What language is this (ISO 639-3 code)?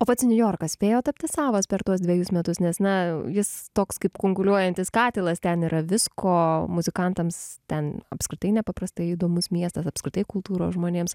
lit